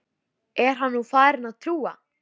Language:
Icelandic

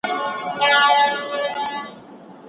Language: Pashto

